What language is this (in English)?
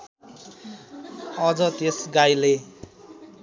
Nepali